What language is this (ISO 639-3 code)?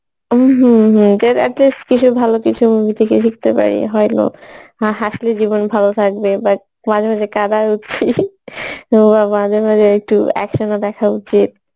ben